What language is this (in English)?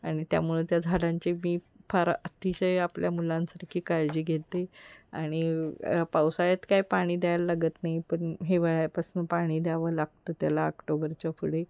Marathi